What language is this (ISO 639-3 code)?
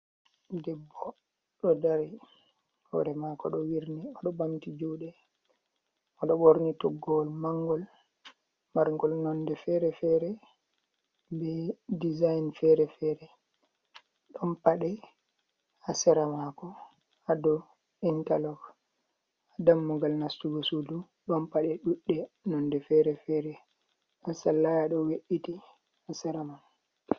ful